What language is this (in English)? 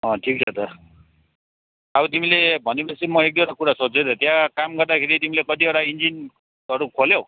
Nepali